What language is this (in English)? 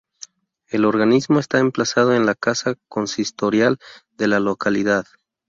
Spanish